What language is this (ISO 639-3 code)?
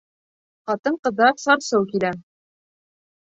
bak